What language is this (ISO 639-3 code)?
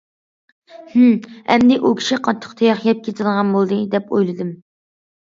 uig